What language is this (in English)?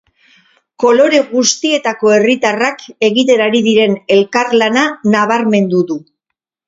Basque